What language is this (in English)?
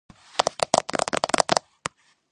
Georgian